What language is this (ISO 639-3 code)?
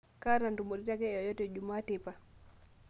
mas